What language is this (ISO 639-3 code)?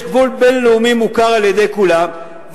heb